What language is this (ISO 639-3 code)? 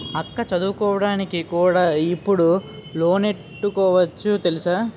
tel